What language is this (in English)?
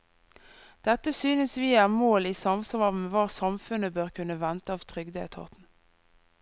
Norwegian